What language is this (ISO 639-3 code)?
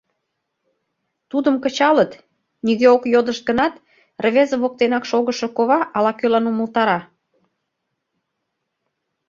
chm